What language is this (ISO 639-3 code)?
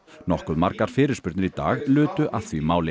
isl